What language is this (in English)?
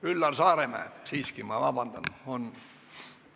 Estonian